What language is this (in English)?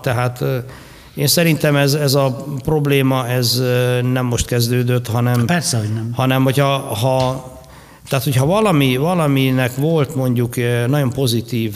Hungarian